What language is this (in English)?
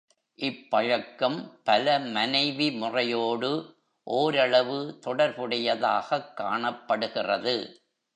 Tamil